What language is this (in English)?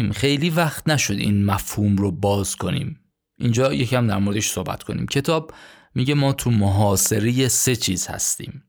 Persian